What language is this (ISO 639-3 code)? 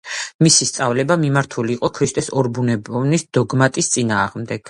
kat